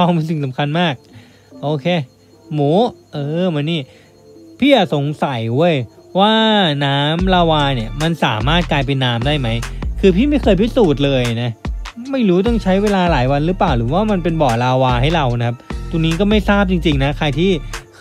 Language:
Thai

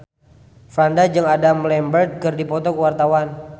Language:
Sundanese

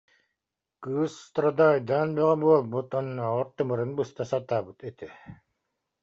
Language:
Yakut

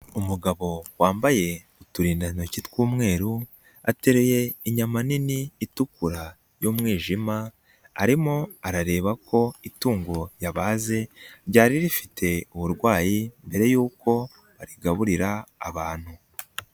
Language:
Kinyarwanda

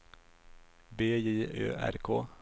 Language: Swedish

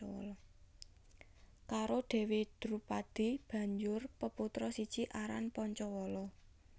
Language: Javanese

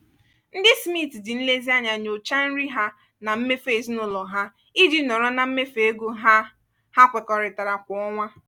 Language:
Igbo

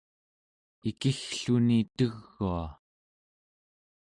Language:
Central Yupik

